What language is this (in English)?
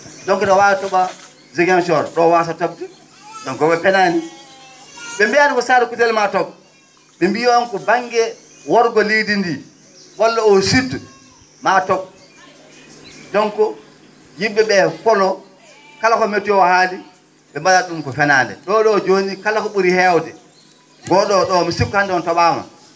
Fula